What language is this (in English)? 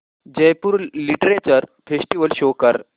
Marathi